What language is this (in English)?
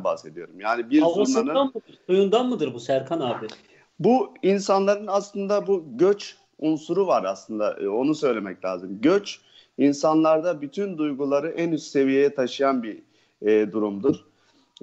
Turkish